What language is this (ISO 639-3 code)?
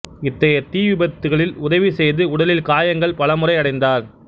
tam